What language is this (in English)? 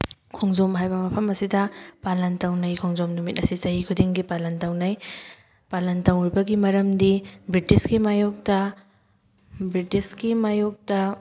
Manipuri